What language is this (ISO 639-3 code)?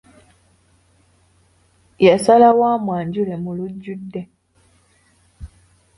lug